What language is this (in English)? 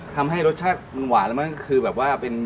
Thai